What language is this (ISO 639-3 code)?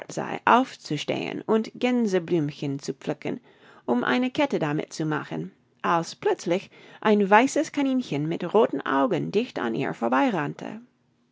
deu